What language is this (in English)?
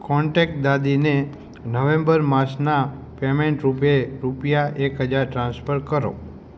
Gujarati